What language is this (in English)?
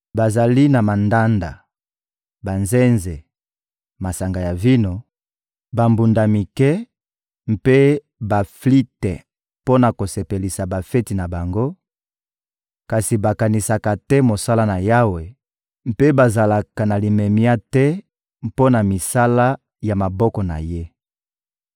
Lingala